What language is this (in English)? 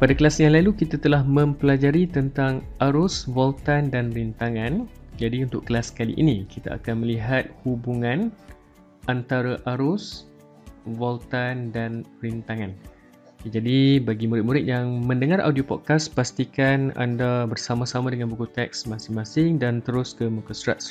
Malay